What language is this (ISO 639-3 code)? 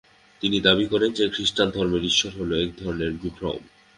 ben